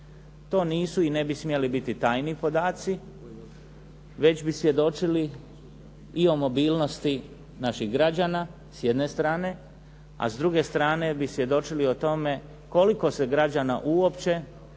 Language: Croatian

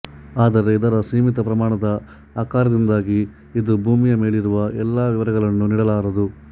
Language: Kannada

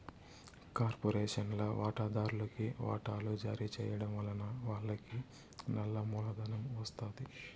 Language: Telugu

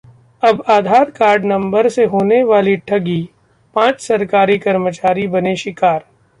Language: Hindi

